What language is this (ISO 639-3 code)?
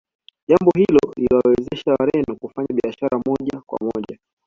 swa